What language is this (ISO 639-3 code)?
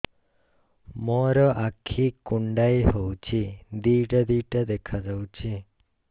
ori